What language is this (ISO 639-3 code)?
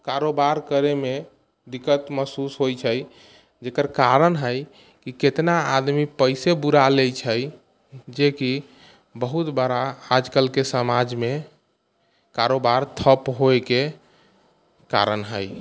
mai